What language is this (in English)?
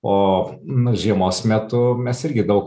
Lithuanian